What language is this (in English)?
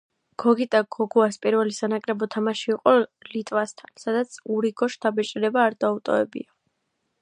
Georgian